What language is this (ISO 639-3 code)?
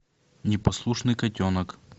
rus